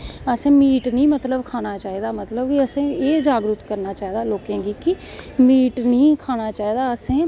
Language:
Dogri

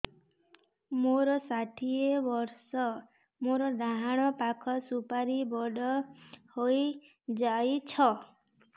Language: Odia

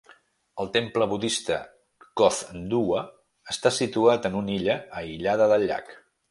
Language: Catalan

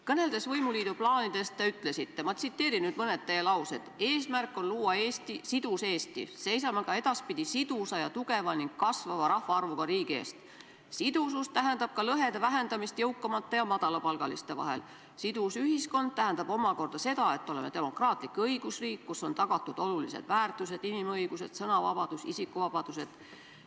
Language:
Estonian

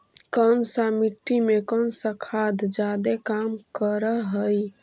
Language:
Magahi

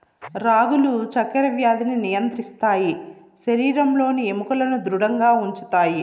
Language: Telugu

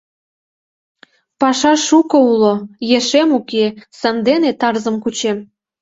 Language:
Mari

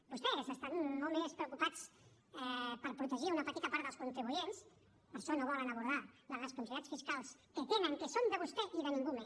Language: Catalan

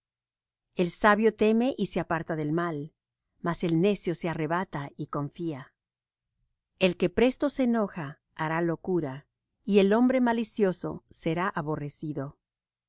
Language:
Spanish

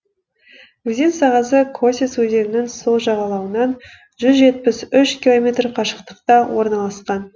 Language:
Kazakh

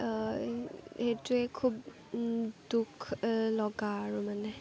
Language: Assamese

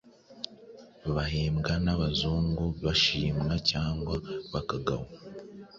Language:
Kinyarwanda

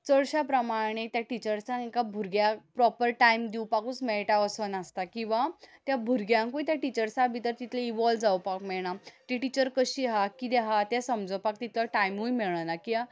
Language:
Konkani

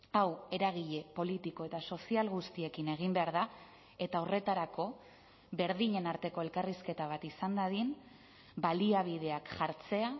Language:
Basque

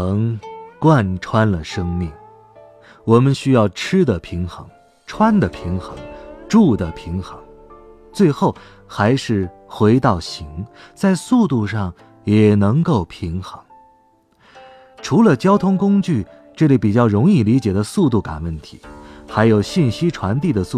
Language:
Chinese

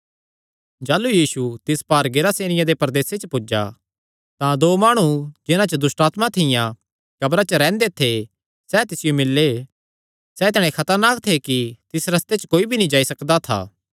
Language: Kangri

